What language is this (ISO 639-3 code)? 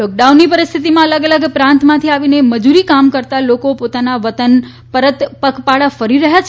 guj